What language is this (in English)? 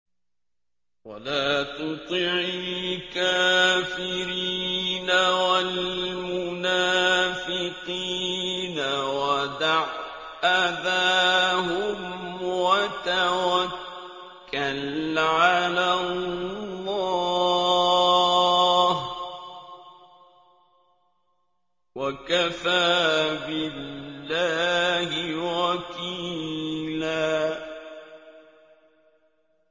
Arabic